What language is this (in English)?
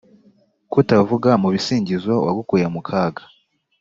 Kinyarwanda